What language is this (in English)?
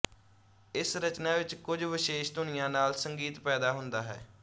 Punjabi